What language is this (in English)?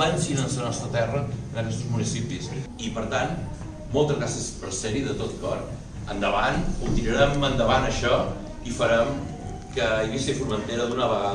Catalan